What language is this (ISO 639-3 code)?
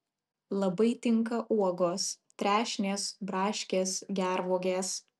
lit